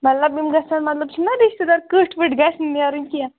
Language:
Kashmiri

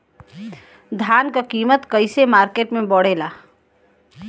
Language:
Bhojpuri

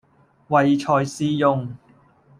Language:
Cantonese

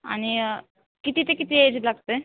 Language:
Marathi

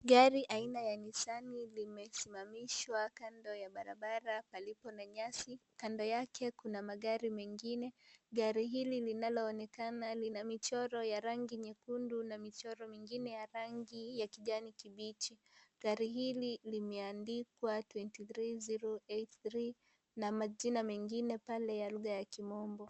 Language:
Swahili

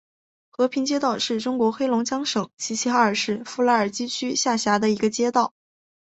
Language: Chinese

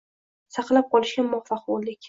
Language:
Uzbek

